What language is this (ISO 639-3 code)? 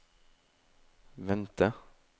nor